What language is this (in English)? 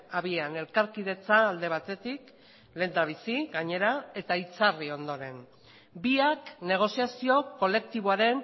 Basque